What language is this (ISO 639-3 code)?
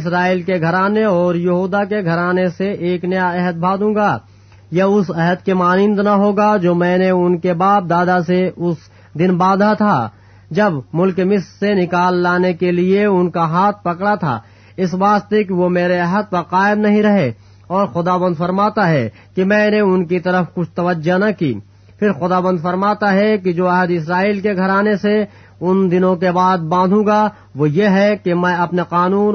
urd